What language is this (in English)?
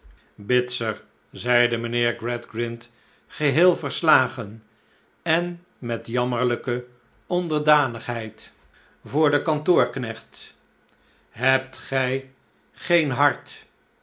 Dutch